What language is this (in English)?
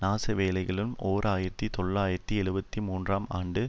Tamil